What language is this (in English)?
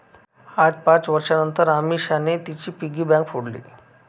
Marathi